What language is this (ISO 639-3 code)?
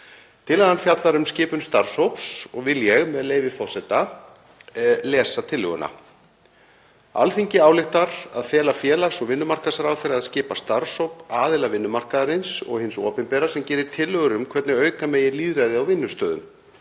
isl